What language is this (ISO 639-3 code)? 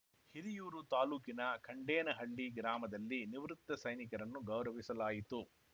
kan